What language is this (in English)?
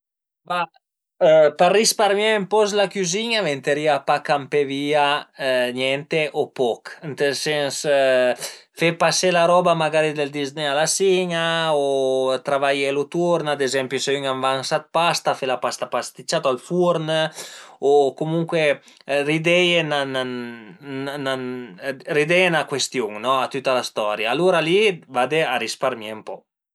Piedmontese